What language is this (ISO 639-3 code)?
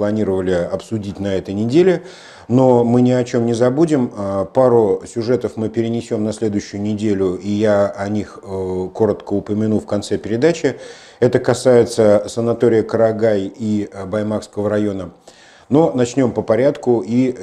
rus